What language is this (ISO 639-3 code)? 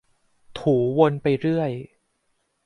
tha